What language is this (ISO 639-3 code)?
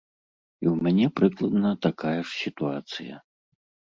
bel